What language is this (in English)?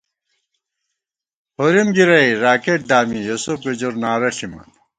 Gawar-Bati